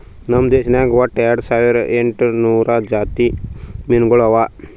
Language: Kannada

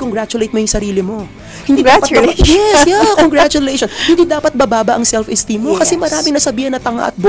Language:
Filipino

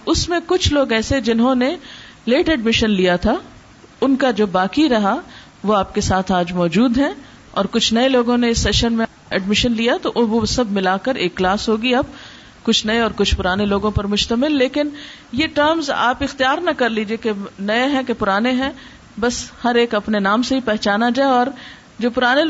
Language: Urdu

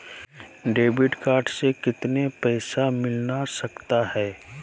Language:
Magahi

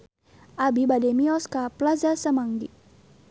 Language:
Sundanese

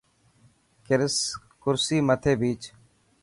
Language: Dhatki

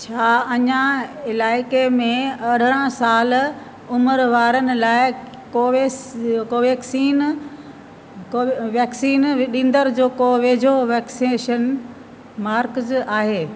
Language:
Sindhi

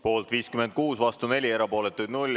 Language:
Estonian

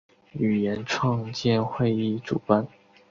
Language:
Chinese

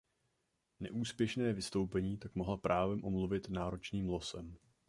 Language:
Czech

